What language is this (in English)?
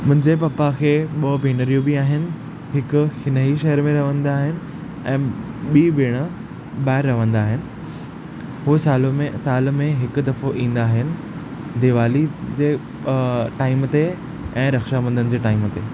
Sindhi